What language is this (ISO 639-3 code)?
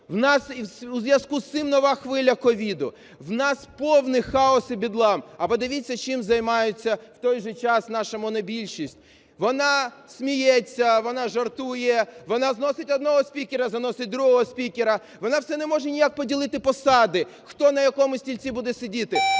ukr